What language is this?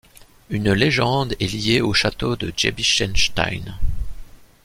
French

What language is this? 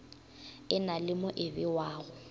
Northern Sotho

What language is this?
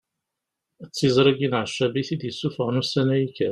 Kabyle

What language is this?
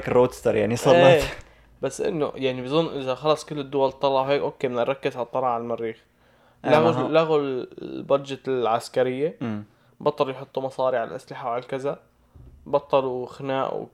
Arabic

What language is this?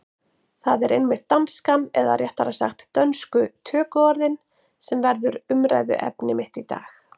Icelandic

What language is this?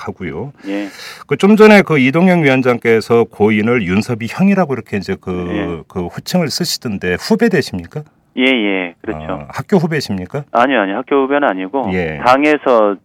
Korean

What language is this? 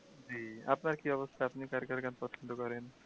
Bangla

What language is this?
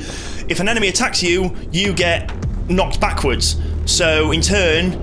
English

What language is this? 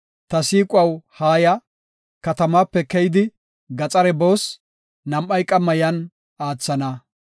Gofa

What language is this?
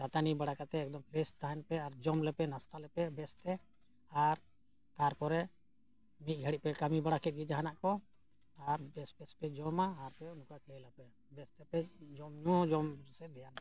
Santali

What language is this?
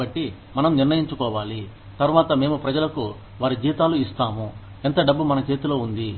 Telugu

